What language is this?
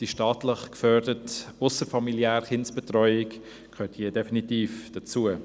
Swiss German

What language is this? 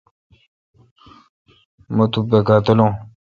Kalkoti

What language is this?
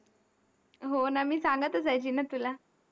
Marathi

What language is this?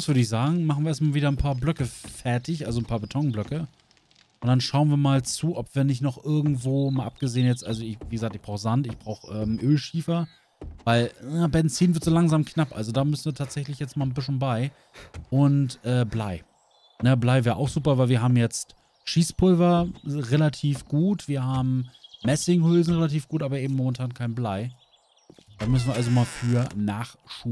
German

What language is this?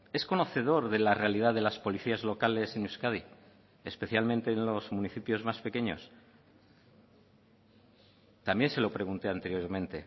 Spanish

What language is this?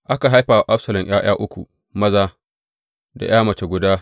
Hausa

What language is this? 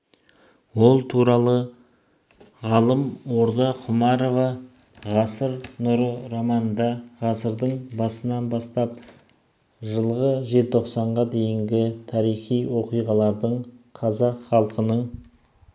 Kazakh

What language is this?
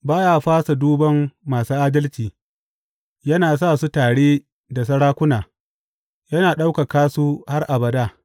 Hausa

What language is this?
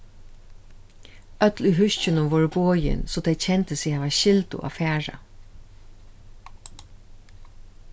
Faroese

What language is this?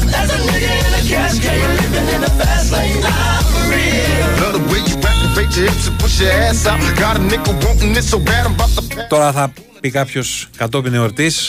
Greek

